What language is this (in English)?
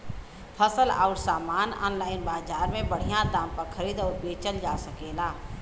Bhojpuri